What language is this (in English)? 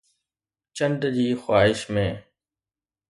Sindhi